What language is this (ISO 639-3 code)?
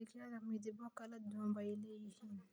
som